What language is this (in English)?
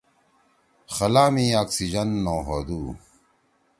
Torwali